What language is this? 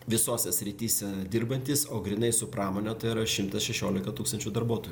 Lithuanian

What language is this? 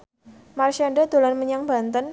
Javanese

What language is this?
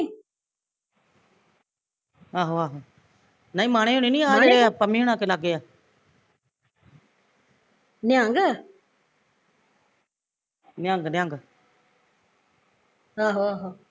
Punjabi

